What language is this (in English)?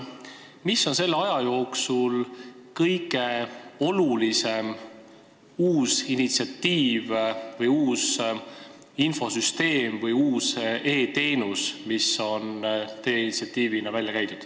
Estonian